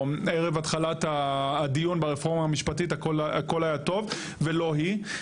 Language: Hebrew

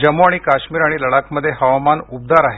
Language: Marathi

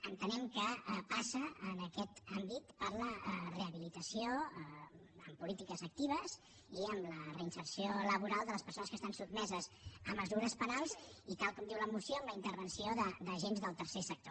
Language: Catalan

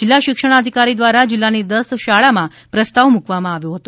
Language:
Gujarati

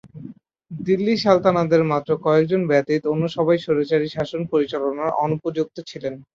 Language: Bangla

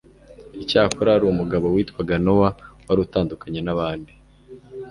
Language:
Kinyarwanda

